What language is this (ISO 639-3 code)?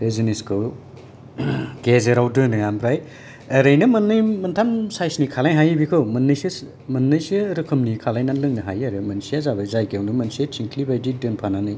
brx